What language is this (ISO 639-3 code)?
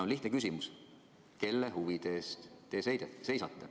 est